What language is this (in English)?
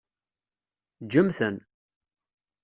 Kabyle